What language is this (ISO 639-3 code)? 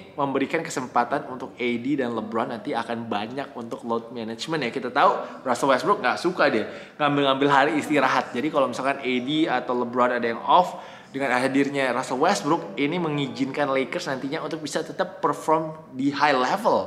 ind